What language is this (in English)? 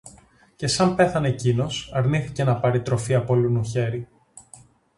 Greek